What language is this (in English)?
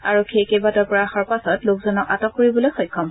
Assamese